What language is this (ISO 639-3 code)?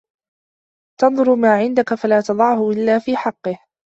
ara